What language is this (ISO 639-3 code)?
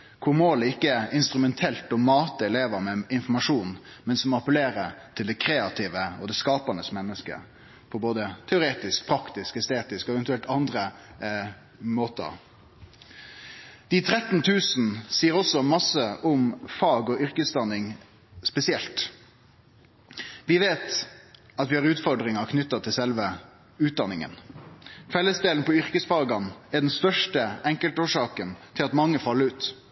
nno